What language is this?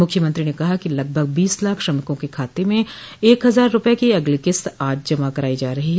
Hindi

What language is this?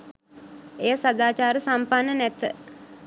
Sinhala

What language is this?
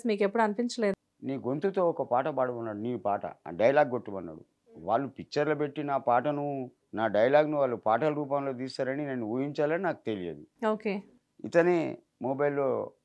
Telugu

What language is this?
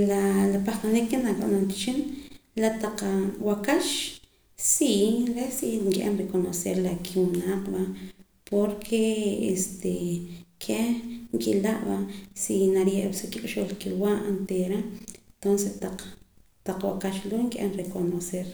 Poqomam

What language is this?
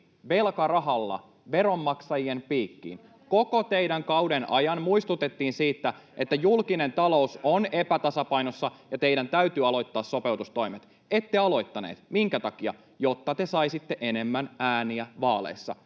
Finnish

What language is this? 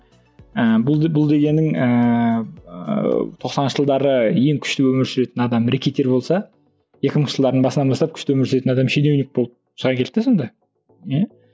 Kazakh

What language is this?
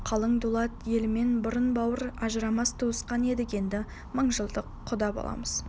Kazakh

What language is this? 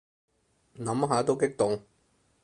Cantonese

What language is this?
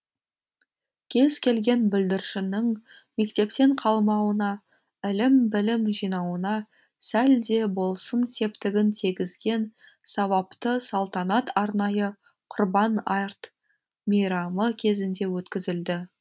Kazakh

